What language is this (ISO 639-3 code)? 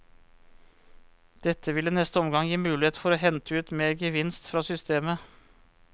nor